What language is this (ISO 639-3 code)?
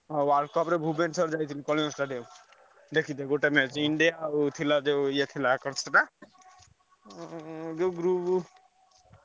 ori